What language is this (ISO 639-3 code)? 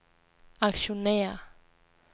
dan